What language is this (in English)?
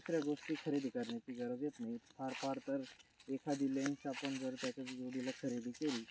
Marathi